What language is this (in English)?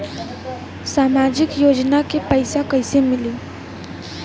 Bhojpuri